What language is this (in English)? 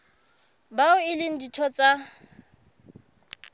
Southern Sotho